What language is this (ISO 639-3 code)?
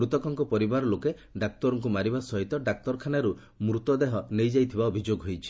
ori